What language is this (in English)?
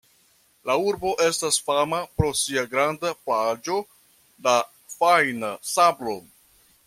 Esperanto